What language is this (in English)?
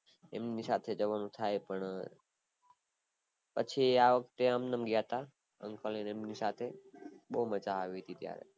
Gujarati